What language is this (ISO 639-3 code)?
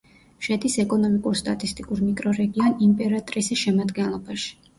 kat